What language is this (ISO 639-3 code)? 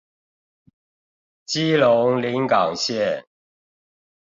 zho